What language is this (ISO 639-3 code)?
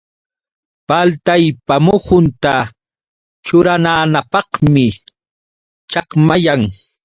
qux